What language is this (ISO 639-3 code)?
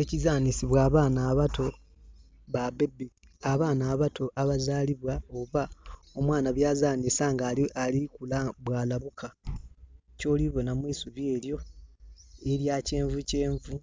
xog